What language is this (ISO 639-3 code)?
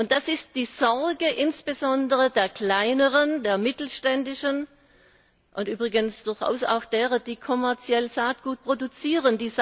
deu